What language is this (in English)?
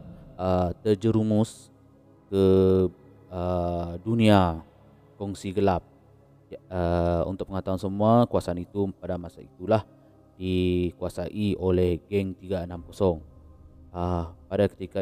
Malay